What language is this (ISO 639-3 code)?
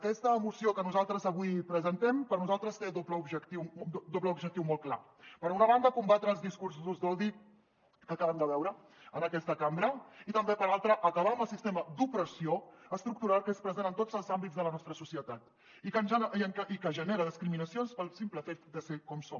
cat